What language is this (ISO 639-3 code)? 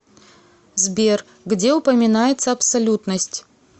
rus